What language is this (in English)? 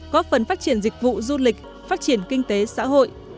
Vietnamese